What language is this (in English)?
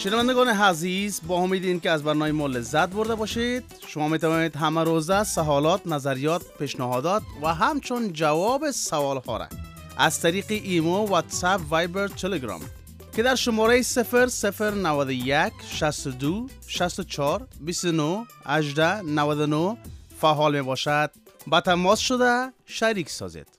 Persian